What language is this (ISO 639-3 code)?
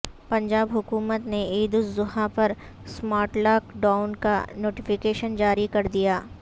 urd